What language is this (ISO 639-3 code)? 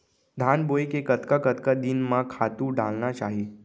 hne